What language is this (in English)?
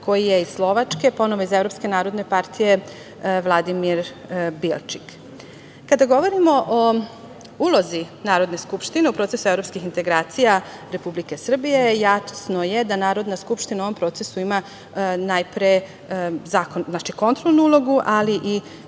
Serbian